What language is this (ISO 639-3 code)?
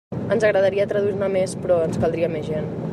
cat